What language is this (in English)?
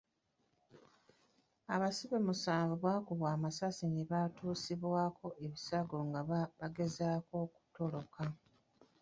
Ganda